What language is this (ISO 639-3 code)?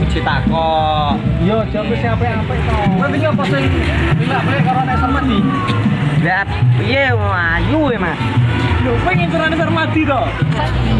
ind